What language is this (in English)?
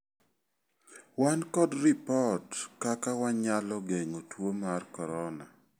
Luo (Kenya and Tanzania)